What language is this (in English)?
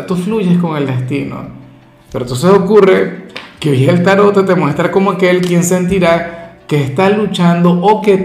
Spanish